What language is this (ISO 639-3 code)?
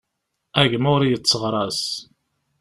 kab